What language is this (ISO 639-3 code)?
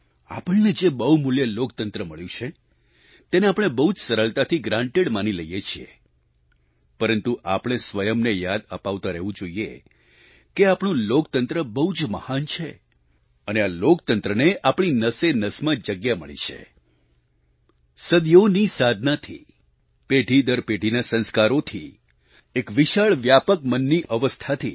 guj